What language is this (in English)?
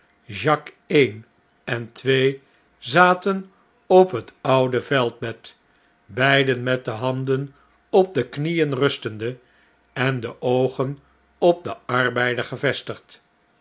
Dutch